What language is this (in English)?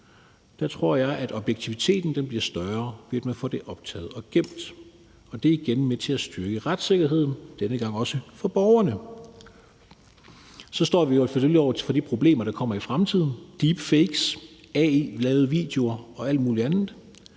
Danish